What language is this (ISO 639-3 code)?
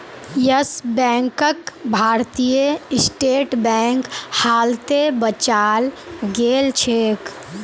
mag